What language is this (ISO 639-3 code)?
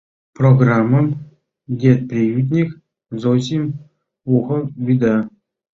chm